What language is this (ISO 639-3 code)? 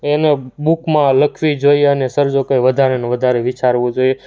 guj